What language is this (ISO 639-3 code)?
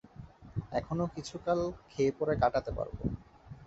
ben